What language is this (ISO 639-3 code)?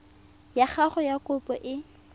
tsn